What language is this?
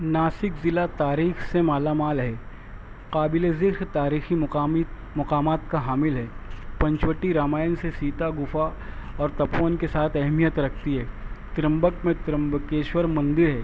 Urdu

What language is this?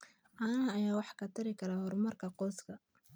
Somali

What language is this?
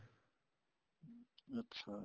Punjabi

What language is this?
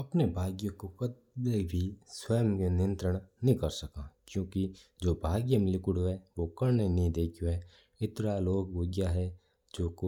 Mewari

